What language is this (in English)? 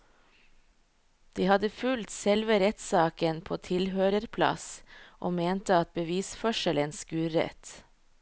Norwegian